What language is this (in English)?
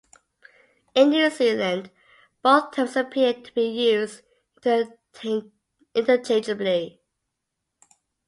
English